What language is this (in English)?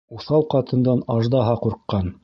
Bashkir